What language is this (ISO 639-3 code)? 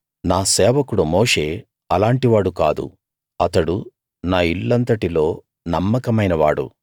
tel